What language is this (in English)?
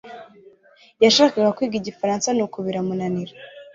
Kinyarwanda